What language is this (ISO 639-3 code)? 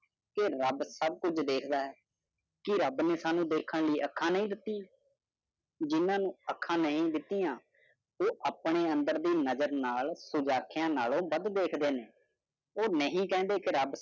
pan